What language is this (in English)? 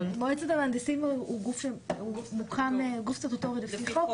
Hebrew